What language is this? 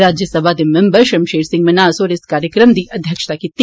Dogri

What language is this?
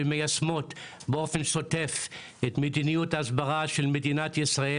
Hebrew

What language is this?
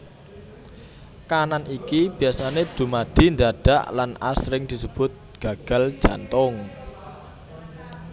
Javanese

